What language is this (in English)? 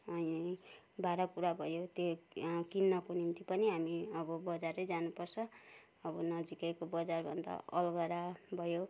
Nepali